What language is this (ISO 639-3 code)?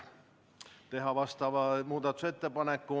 est